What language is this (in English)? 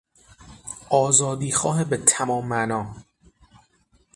Persian